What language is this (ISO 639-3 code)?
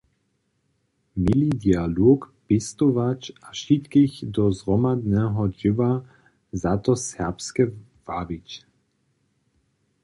hsb